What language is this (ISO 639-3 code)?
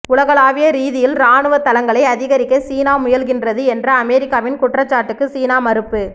tam